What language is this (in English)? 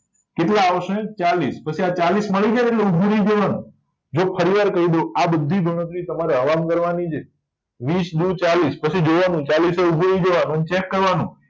Gujarati